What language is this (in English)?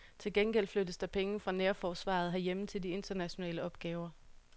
Danish